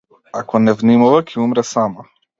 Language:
Macedonian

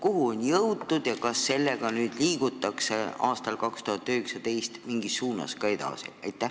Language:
Estonian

